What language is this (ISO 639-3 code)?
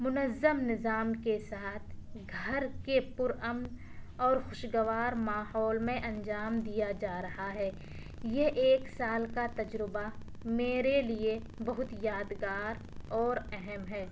urd